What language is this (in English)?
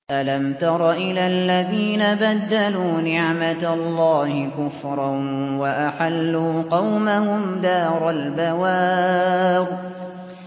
Arabic